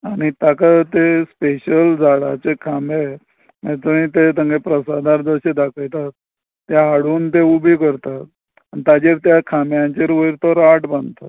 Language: Konkani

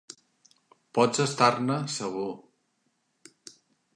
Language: Catalan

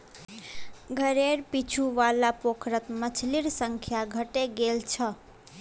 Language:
Magahi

